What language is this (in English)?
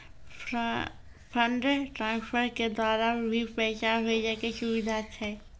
Maithili